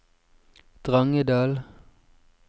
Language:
Norwegian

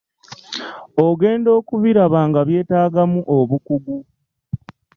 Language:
Ganda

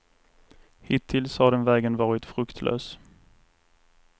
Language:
Swedish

